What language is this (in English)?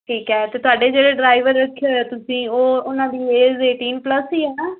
Punjabi